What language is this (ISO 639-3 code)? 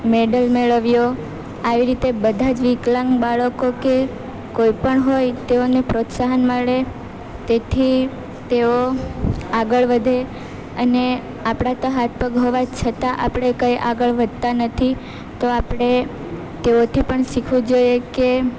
guj